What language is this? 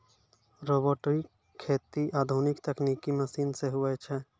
Maithili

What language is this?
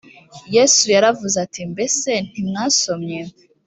Kinyarwanda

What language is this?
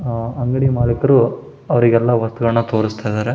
Kannada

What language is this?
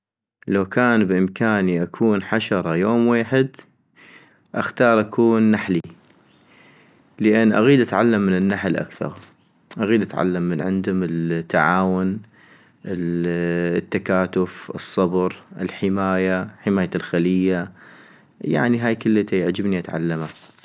North Mesopotamian Arabic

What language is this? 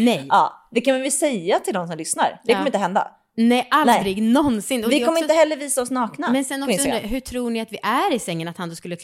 Swedish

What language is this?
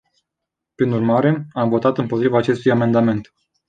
Romanian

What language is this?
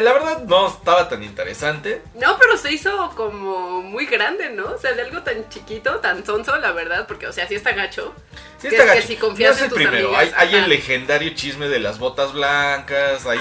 Spanish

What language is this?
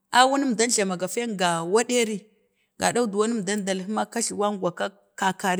Bade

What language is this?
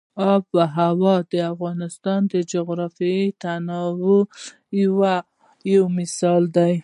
Pashto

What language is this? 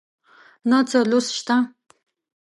Pashto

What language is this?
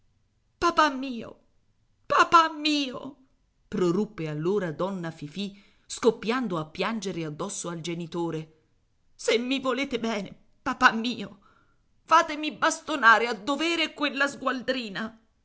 Italian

